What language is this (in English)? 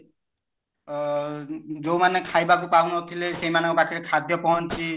Odia